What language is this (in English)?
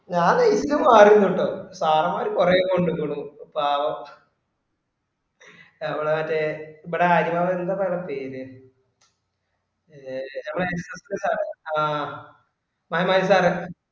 Malayalam